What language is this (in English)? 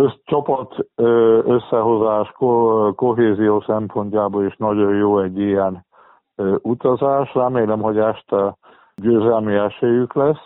Hungarian